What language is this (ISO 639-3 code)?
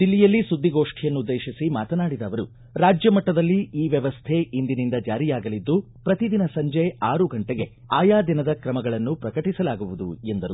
kan